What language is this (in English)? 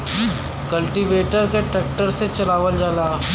Bhojpuri